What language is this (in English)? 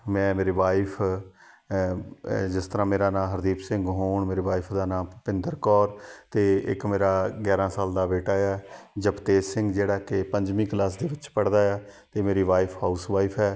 Punjabi